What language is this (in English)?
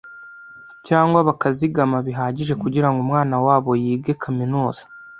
Kinyarwanda